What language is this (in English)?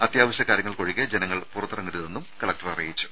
Malayalam